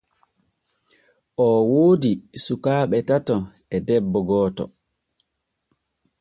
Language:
Borgu Fulfulde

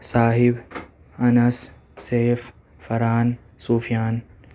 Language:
Urdu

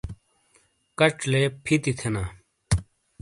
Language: Shina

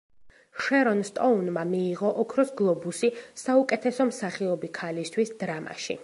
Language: Georgian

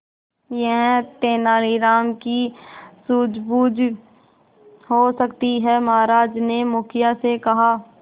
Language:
Hindi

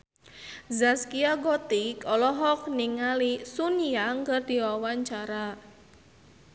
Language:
Sundanese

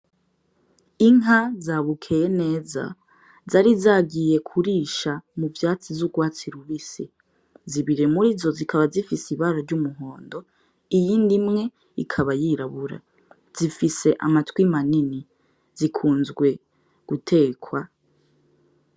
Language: Rundi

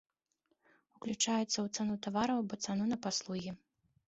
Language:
Belarusian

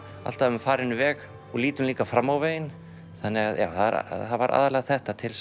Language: Icelandic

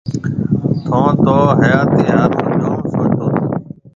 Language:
Marwari (Pakistan)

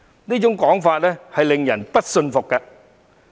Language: Cantonese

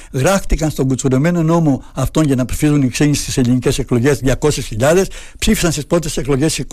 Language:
Greek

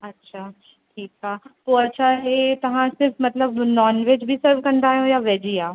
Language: Sindhi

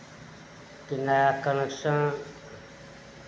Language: Maithili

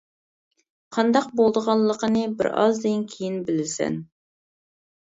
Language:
Uyghur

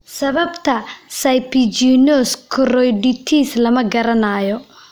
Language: Somali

